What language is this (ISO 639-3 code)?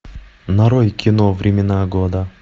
rus